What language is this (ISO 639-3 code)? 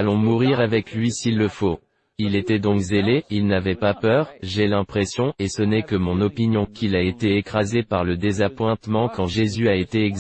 fra